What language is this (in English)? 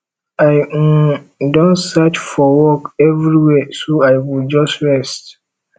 Nigerian Pidgin